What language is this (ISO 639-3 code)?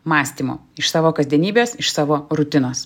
lit